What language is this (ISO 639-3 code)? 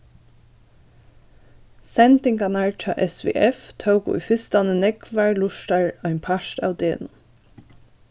fao